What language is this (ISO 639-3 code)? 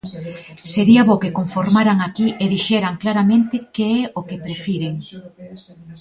glg